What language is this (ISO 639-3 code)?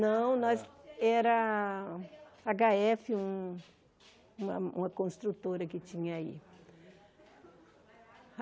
por